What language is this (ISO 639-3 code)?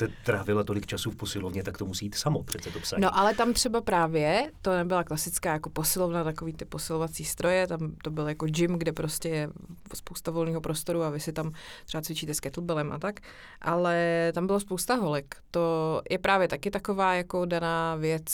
ces